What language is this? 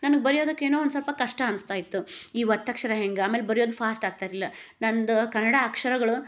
Kannada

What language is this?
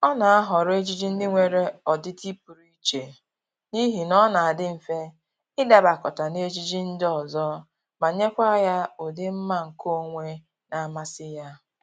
Igbo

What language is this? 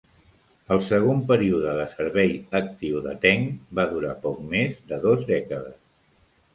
Catalan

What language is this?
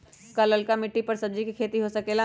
Magahi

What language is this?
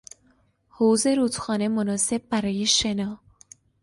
Persian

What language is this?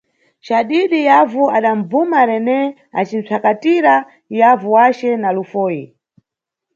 Nyungwe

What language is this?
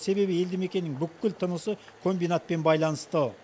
Kazakh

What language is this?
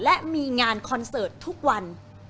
Thai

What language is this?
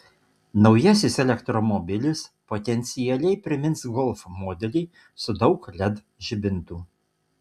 Lithuanian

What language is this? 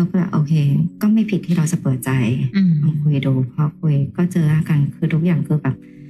Thai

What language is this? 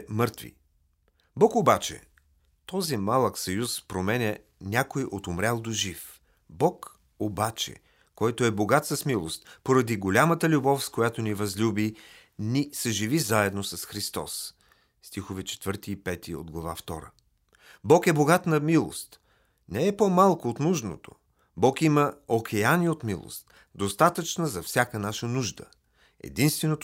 Bulgarian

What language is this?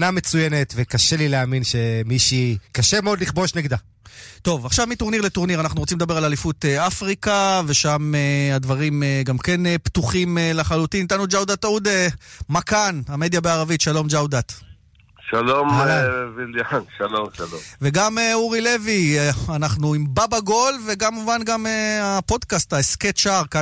Hebrew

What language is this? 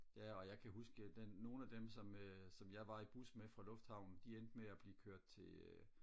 Danish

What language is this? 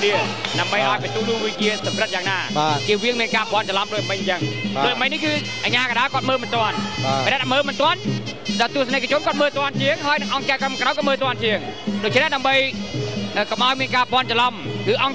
Thai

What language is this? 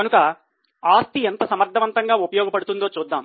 Telugu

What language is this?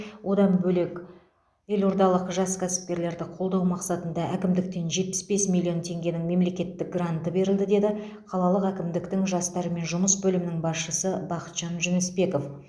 Kazakh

